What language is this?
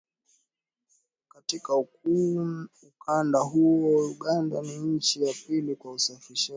Swahili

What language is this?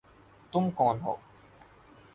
Urdu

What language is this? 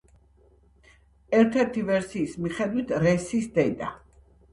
Georgian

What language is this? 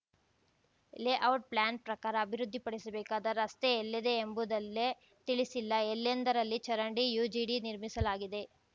Kannada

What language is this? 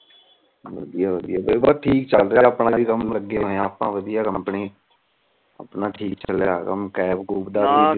Punjabi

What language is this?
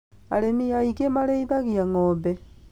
Kikuyu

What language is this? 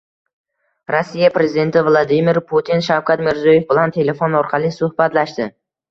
Uzbek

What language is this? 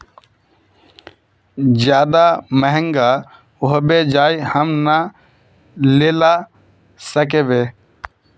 Magahi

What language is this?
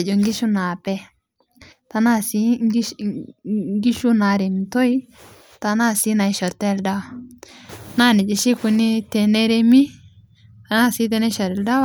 Masai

